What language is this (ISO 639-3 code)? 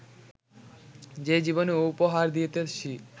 ben